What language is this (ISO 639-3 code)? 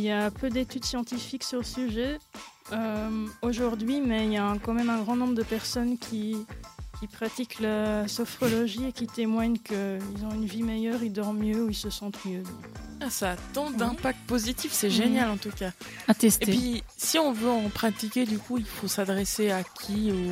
fra